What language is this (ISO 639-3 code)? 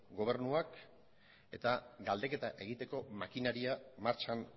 eus